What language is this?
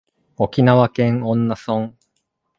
Japanese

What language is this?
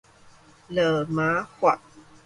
Min Nan Chinese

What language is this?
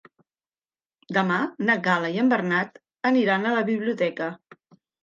Catalan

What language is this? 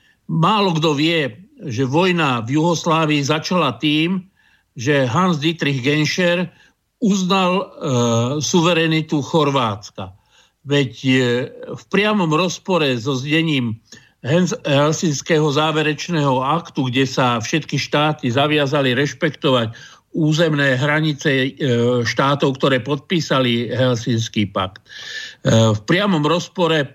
Slovak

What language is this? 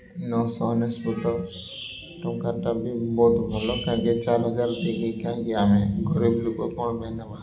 Odia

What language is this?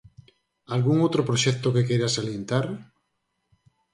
Galician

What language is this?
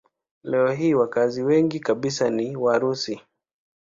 Swahili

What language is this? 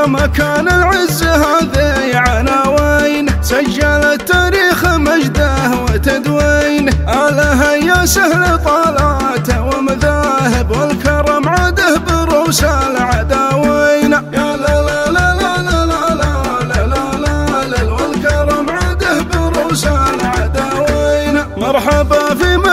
Arabic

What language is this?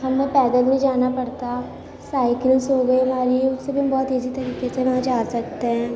Urdu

